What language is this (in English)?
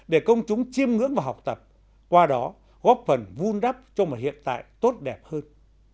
Vietnamese